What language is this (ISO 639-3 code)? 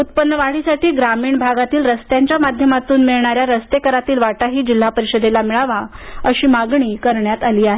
mar